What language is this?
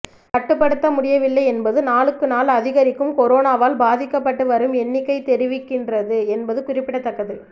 Tamil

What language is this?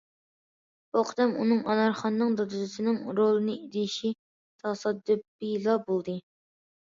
Uyghur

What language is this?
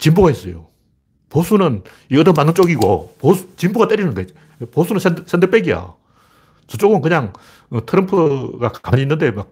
Korean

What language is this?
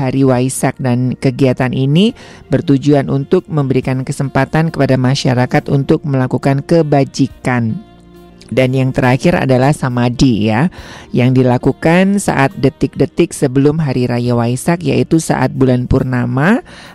Indonesian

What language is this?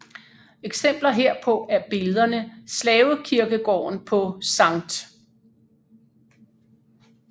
Danish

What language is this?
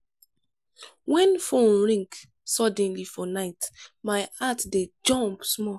Nigerian Pidgin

